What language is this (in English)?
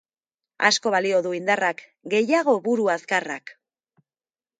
Basque